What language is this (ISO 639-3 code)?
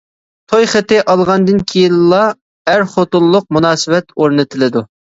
uig